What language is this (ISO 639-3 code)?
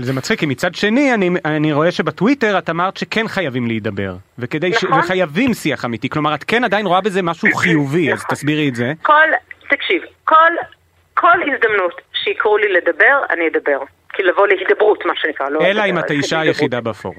heb